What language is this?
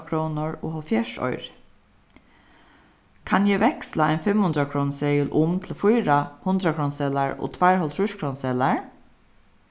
Faroese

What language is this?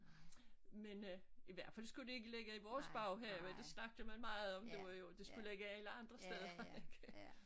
Danish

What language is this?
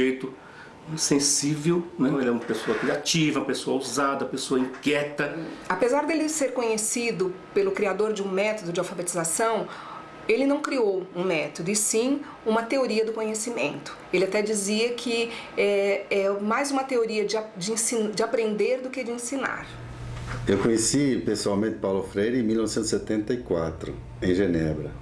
Portuguese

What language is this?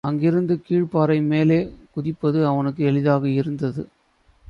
Tamil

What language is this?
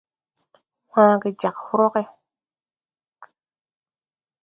Tupuri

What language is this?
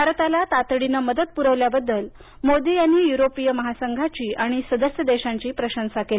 Marathi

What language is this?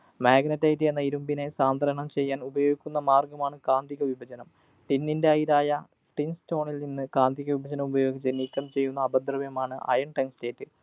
Malayalam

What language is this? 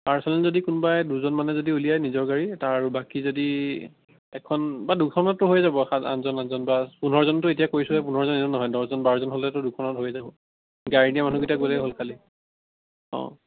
Assamese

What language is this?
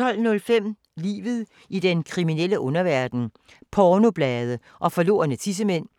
Danish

